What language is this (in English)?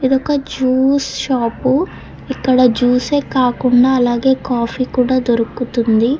Telugu